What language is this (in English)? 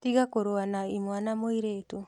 Kikuyu